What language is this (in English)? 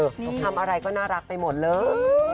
Thai